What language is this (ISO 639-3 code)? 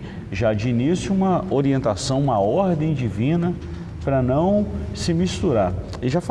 por